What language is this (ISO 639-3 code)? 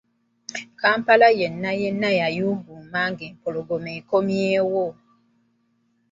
lug